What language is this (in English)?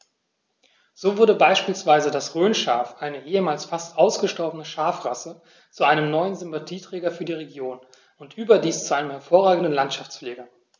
German